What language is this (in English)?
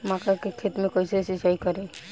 Bhojpuri